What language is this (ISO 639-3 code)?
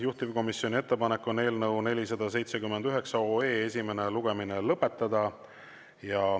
est